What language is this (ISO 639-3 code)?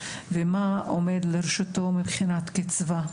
heb